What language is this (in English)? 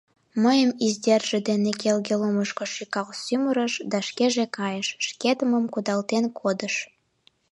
Mari